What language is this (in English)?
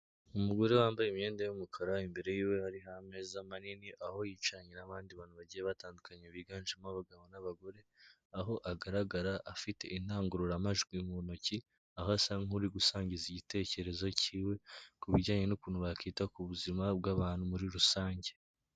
Kinyarwanda